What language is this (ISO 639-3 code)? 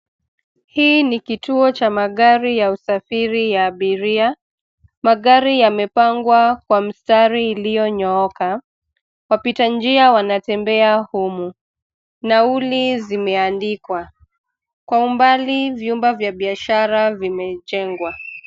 swa